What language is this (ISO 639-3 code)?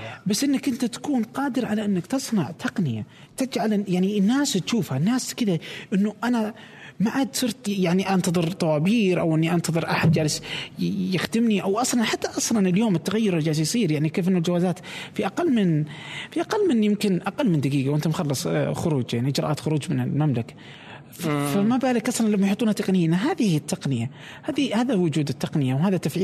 ara